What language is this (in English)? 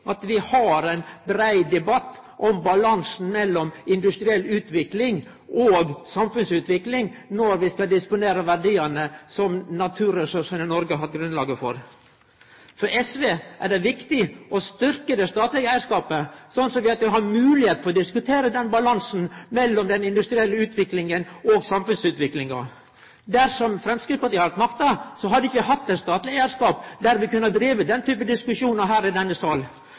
Norwegian Nynorsk